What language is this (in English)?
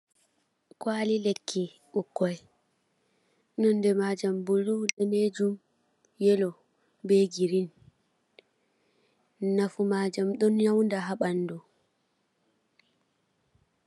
Fula